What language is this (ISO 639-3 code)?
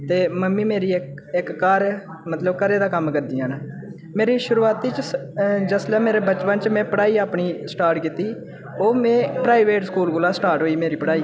doi